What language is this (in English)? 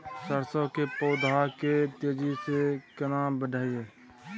Maithili